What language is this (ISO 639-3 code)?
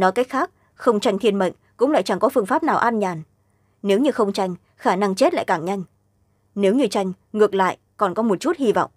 vie